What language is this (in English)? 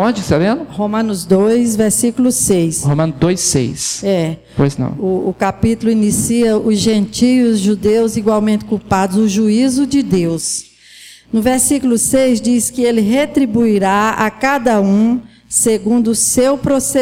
Portuguese